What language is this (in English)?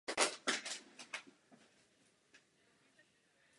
Czech